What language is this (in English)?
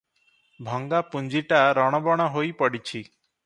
Odia